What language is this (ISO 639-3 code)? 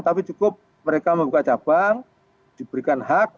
ind